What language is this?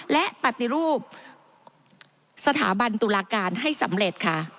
Thai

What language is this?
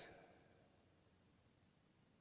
Indonesian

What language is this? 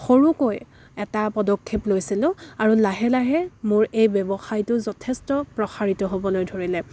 Assamese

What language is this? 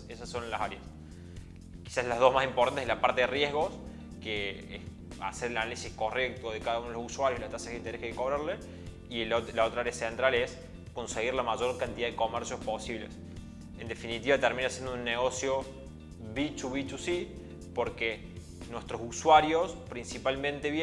Spanish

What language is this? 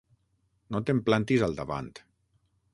Catalan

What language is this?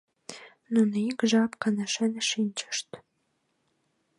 Mari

